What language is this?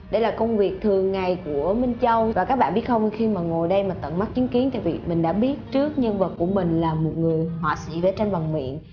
Vietnamese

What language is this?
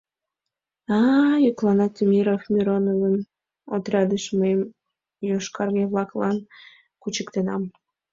Mari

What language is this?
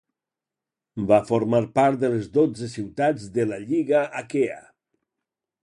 Catalan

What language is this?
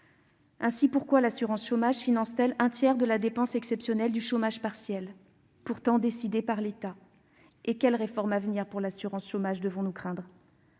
French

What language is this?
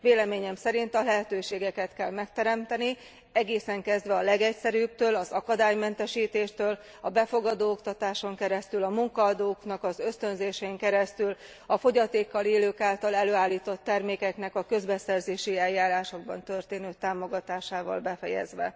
Hungarian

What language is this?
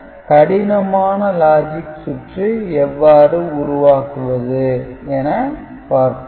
Tamil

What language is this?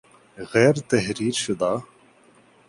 Urdu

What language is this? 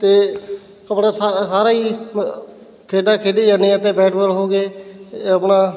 Punjabi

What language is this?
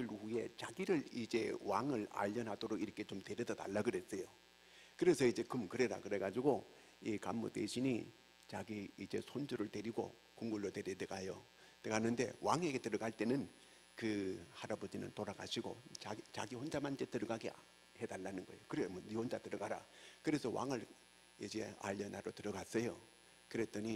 Korean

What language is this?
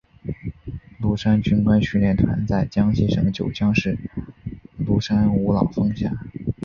Chinese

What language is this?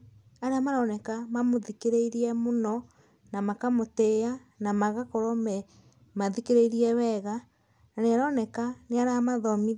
Kikuyu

